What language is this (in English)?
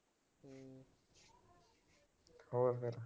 Punjabi